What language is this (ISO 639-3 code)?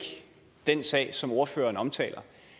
dan